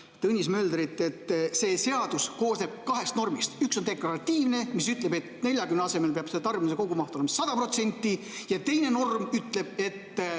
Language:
Estonian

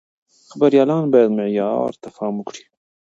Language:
Pashto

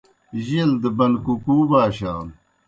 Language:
Kohistani Shina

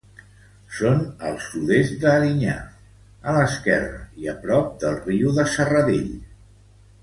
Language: Catalan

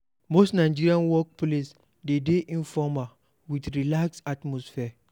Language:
Nigerian Pidgin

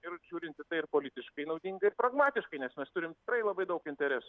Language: Lithuanian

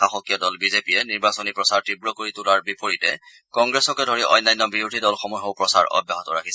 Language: Assamese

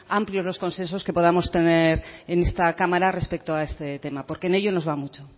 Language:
Spanish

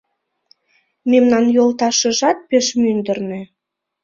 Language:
Mari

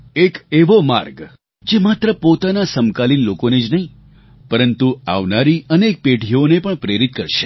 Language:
Gujarati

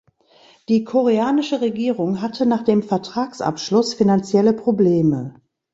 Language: German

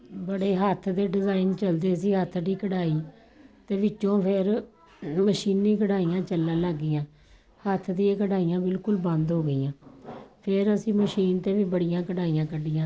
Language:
Punjabi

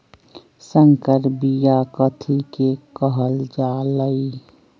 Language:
Magahi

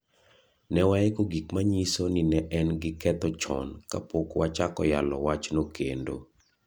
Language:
Luo (Kenya and Tanzania)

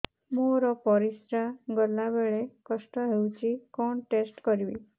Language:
Odia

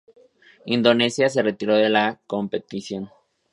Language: Spanish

